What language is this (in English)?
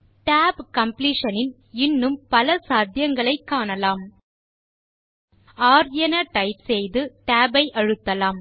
Tamil